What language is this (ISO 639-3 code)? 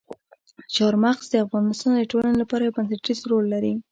pus